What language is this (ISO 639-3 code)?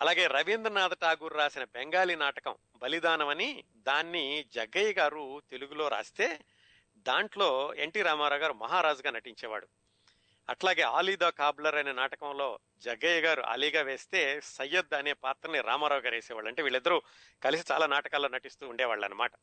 tel